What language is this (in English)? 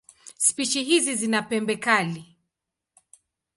Swahili